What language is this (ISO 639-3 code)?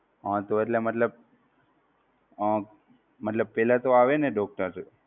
guj